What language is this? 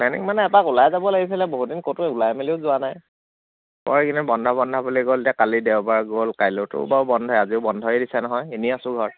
Assamese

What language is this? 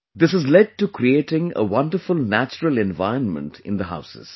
English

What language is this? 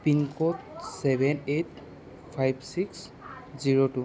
Assamese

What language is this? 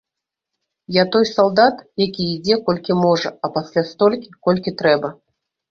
Belarusian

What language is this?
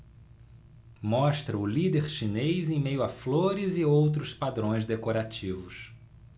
Portuguese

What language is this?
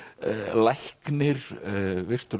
Icelandic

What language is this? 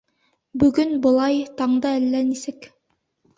Bashkir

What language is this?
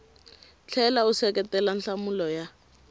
Tsonga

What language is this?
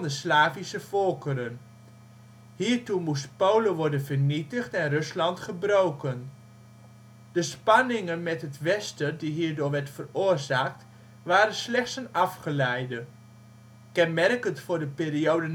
Dutch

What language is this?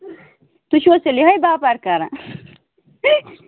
Kashmiri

